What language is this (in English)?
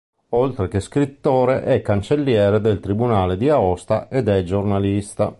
Italian